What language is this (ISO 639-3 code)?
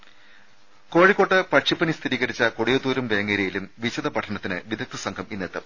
mal